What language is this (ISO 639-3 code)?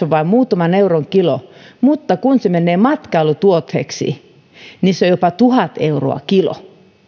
fin